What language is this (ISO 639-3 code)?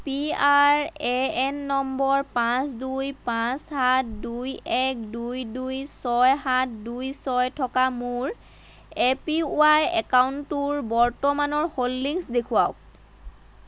asm